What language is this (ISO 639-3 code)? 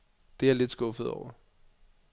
dan